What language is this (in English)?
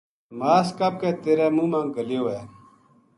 Gujari